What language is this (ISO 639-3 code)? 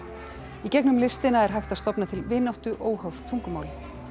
isl